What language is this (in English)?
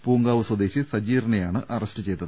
Malayalam